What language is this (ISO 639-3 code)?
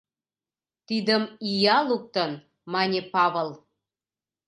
chm